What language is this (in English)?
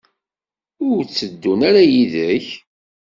Kabyle